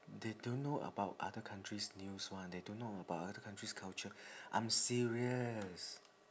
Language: English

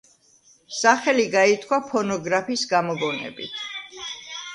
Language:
Georgian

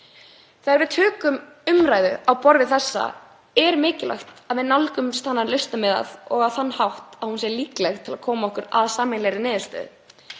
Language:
Icelandic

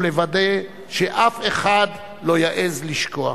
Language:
Hebrew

